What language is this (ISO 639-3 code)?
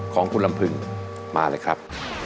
tha